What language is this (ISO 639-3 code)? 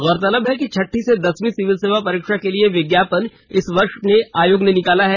hin